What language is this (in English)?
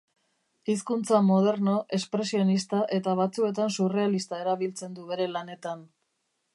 Basque